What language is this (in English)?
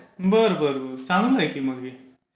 Marathi